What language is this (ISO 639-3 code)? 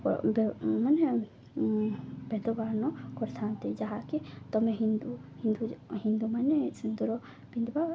ori